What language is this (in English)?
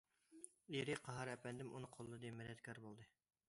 Uyghur